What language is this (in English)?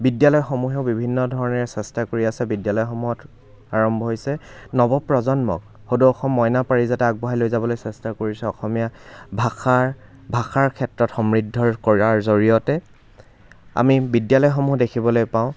Assamese